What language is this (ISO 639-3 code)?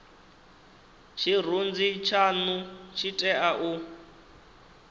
ven